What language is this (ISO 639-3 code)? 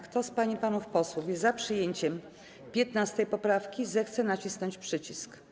pol